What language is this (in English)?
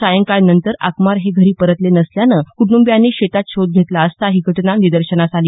Marathi